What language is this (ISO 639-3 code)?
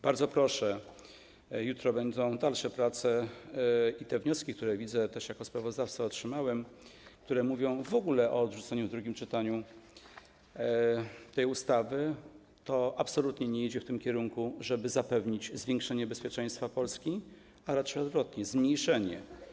pol